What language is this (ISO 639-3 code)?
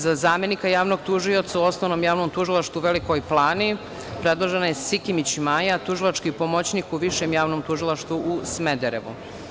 srp